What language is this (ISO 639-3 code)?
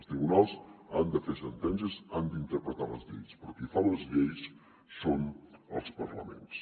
cat